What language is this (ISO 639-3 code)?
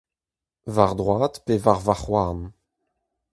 bre